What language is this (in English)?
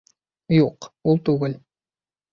Bashkir